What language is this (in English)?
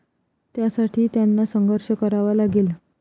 Marathi